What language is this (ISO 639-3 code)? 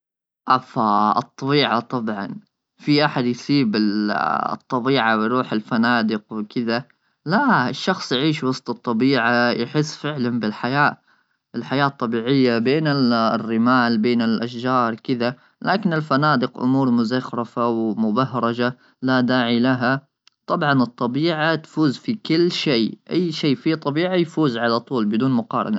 afb